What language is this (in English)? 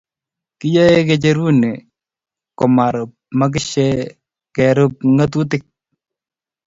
Kalenjin